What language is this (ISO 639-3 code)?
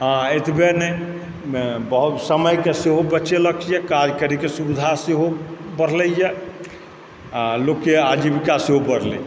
mai